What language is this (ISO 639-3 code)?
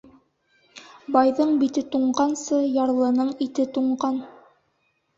bak